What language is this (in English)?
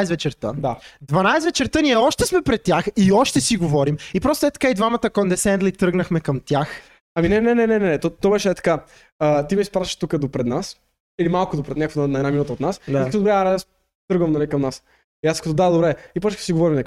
Bulgarian